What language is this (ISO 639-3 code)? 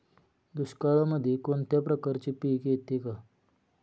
mar